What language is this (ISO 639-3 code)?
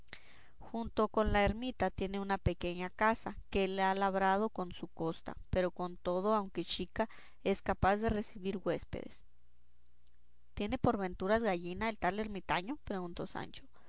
spa